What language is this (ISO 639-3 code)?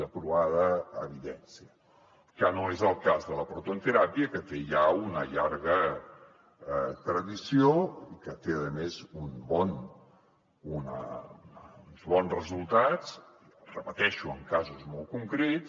cat